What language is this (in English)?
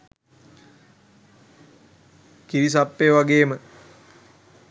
Sinhala